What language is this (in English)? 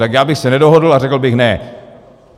Czech